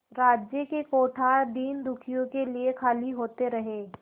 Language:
Hindi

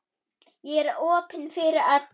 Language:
Icelandic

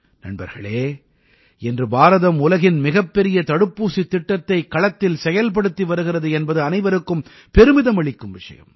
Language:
Tamil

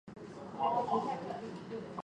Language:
Chinese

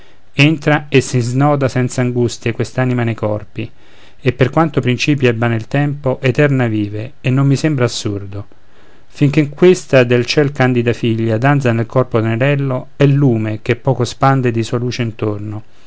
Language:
Italian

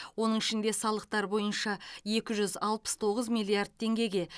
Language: Kazakh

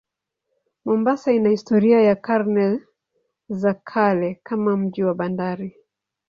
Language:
Swahili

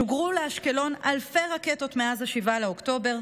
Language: Hebrew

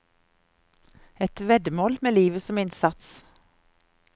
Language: Norwegian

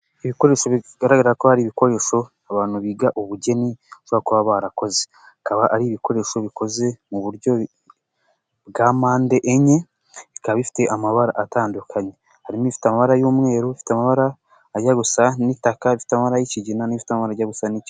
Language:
Kinyarwanda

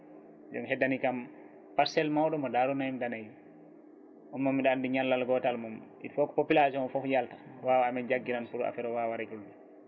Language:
Fula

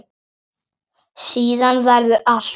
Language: Icelandic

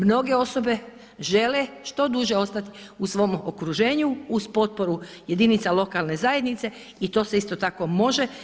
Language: Croatian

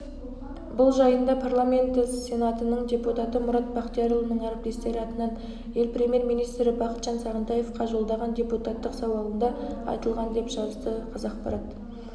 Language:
Kazakh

